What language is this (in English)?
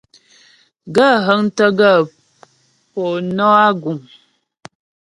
Ghomala